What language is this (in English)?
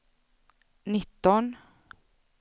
Swedish